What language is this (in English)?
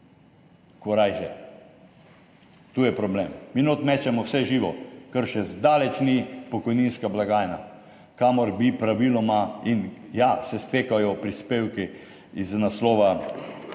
Slovenian